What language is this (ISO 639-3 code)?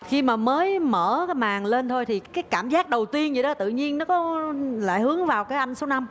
vie